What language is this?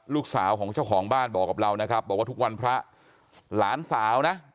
Thai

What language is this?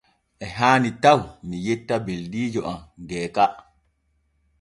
Borgu Fulfulde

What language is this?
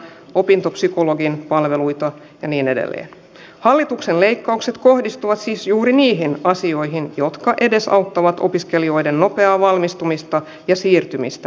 Finnish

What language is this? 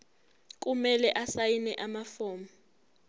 Zulu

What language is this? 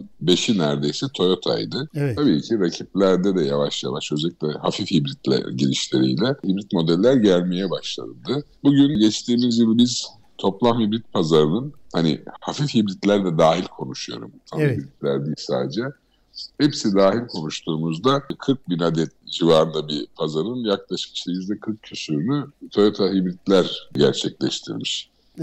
Turkish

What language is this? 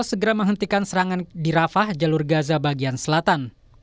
Indonesian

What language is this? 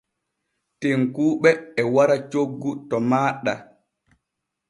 Borgu Fulfulde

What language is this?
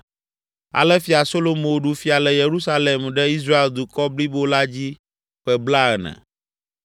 Ewe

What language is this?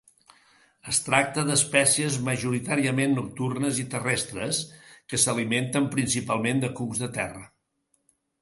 Catalan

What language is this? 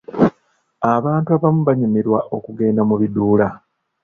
Ganda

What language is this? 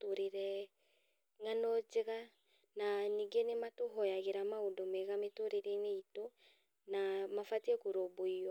Kikuyu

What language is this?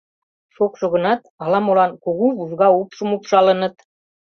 Mari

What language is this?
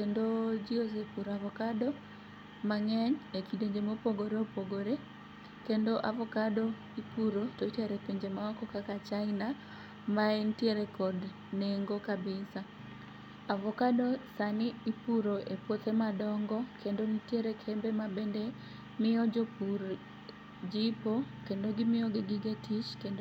Luo (Kenya and Tanzania)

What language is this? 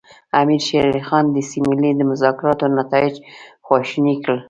Pashto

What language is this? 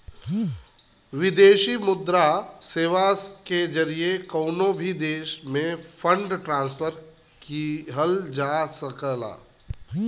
Bhojpuri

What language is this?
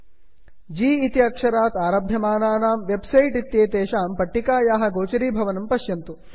Sanskrit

